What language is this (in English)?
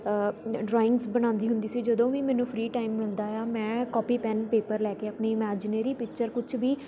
Punjabi